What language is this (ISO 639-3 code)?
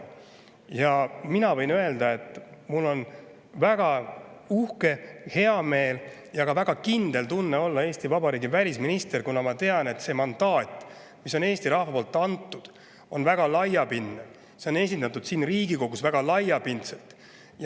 est